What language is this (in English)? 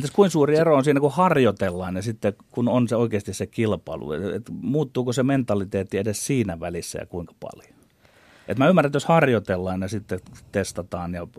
Finnish